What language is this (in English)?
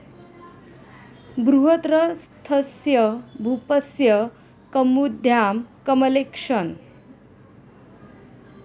Marathi